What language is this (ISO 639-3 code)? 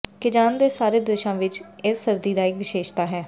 pan